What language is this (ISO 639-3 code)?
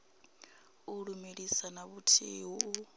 ven